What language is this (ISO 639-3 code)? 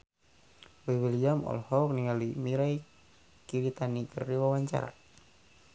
sun